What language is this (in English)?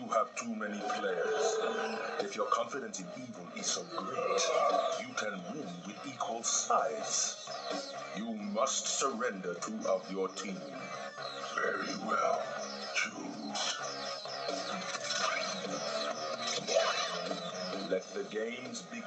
English